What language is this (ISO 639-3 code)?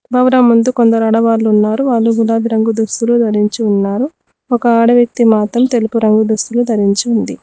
tel